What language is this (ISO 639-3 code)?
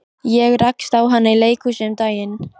isl